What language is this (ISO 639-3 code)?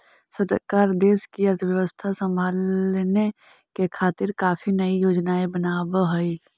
mag